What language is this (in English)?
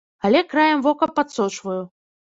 Belarusian